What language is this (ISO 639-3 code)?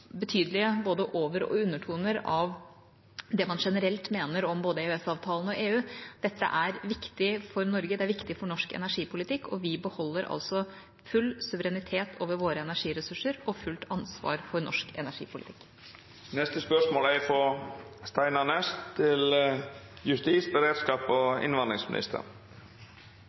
nor